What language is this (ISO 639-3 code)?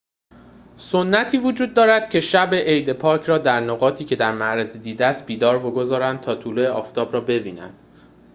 fas